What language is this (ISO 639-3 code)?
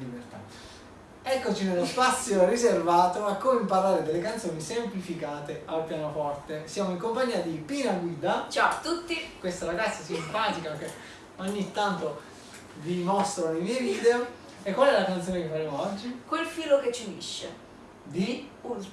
ita